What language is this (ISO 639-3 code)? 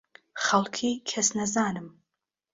ckb